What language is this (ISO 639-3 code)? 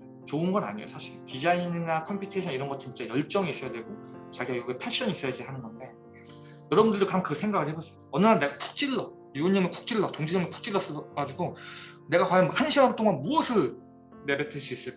kor